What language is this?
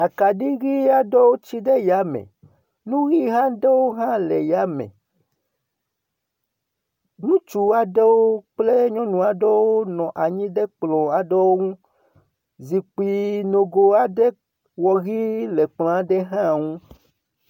Ewe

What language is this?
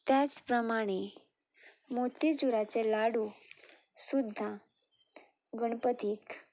Konkani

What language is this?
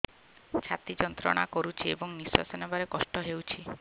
Odia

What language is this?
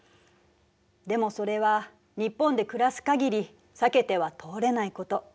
Japanese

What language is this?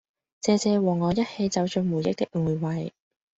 Cantonese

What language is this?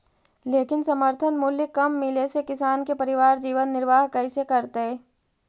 Magahi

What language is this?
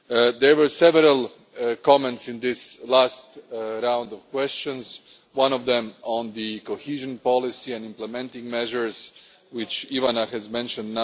English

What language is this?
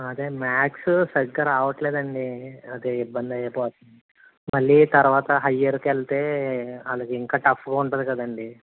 Telugu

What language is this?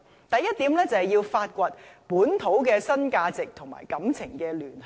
Cantonese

